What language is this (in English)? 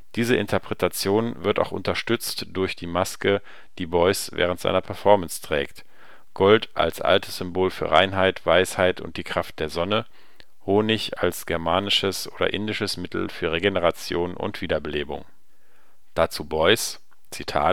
German